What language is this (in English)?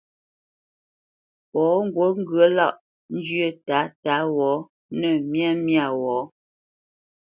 Bamenyam